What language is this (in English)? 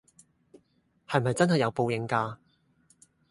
Cantonese